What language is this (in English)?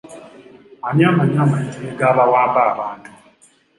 Ganda